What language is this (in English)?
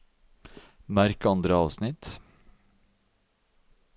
Norwegian